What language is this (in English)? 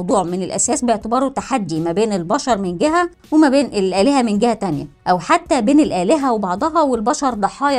Arabic